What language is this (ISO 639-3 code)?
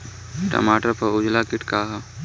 bho